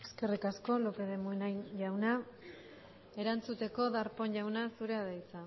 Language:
Basque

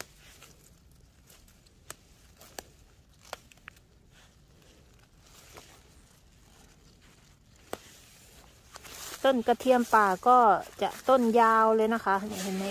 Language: Thai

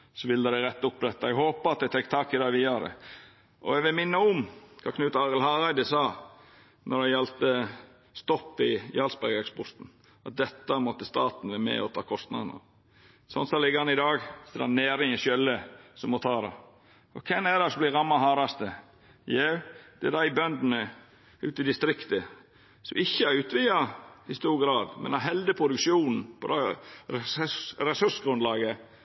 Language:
Norwegian Nynorsk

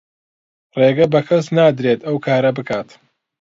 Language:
Central Kurdish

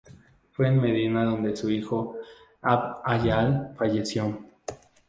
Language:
Spanish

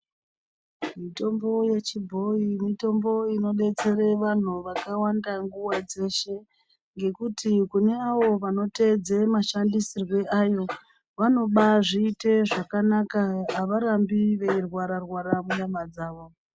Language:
Ndau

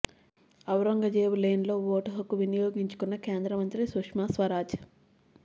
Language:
Telugu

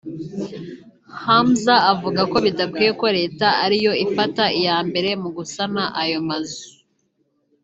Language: Kinyarwanda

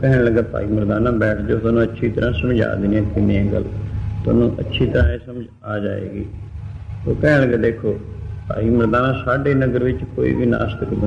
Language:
Arabic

